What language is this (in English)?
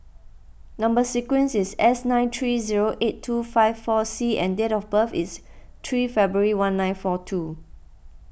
English